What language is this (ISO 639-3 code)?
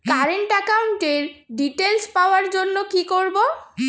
ben